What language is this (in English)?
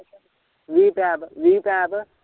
Punjabi